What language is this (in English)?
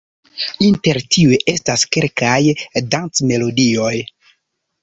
Esperanto